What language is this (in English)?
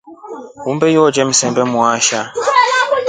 Rombo